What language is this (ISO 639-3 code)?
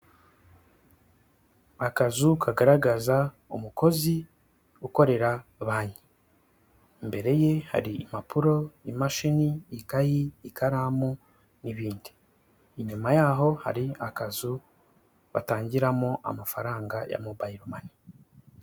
kin